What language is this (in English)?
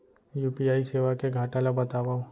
Chhattisgarhi